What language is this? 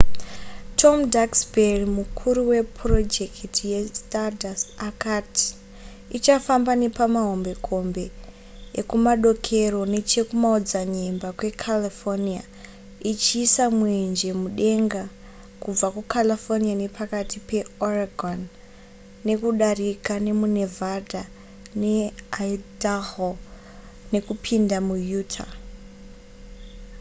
Shona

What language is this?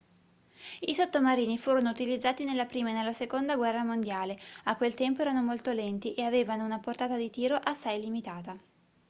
Italian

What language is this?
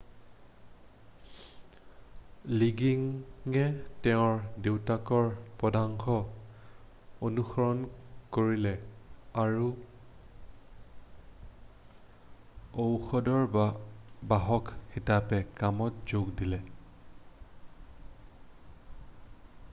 Assamese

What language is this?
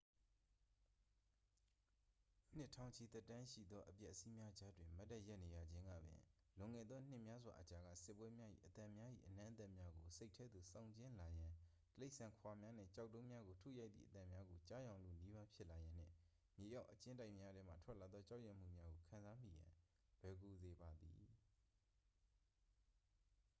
Burmese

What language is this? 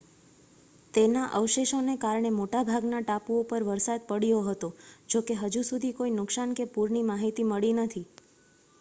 Gujarati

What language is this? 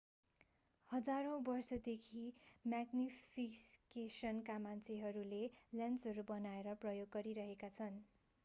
Nepali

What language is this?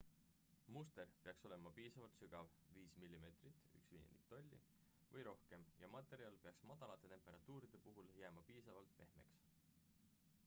Estonian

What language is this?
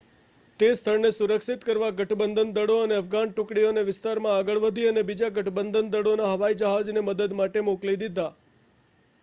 Gujarati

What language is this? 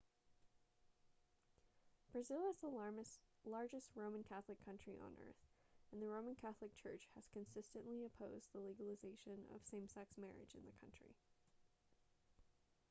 English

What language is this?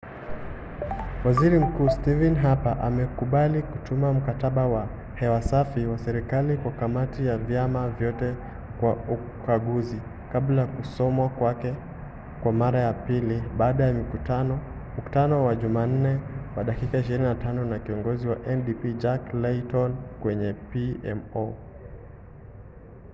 Swahili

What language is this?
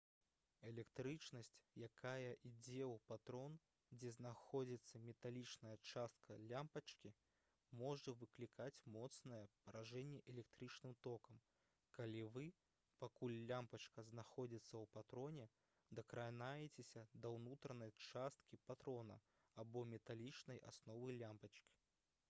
Belarusian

